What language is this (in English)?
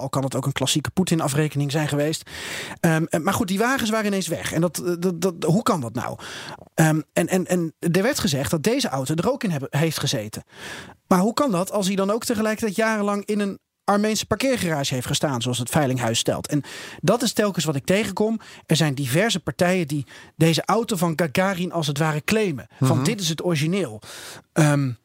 Dutch